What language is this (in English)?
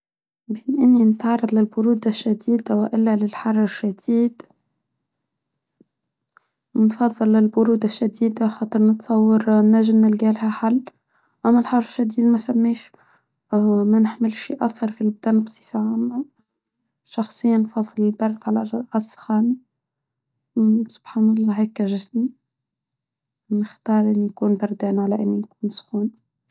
Tunisian Arabic